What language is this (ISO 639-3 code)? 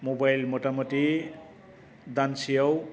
brx